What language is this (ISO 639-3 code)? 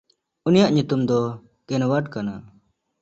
sat